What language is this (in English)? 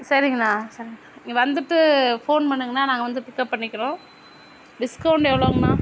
Tamil